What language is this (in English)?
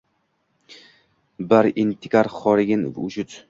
Uzbek